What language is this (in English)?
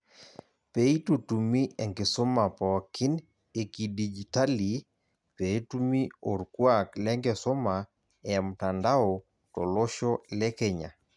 Masai